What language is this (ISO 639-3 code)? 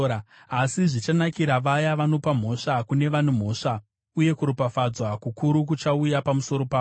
sna